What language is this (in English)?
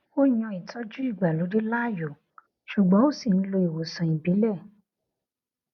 Yoruba